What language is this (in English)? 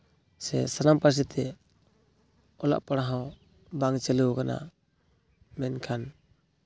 Santali